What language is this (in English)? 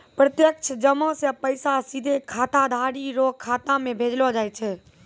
Maithili